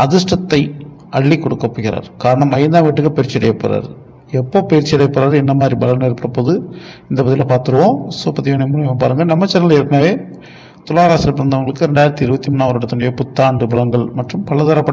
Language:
Romanian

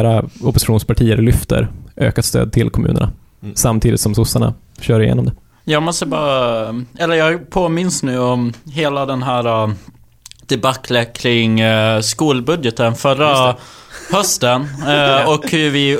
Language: Swedish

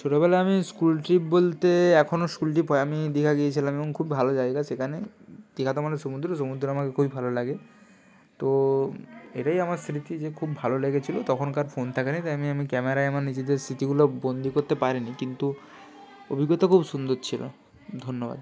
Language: Bangla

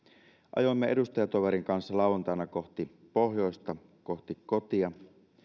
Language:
Finnish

